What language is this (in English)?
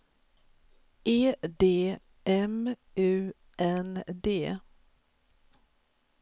Swedish